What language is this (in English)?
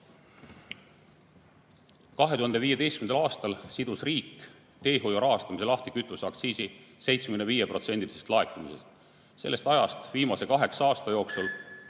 Estonian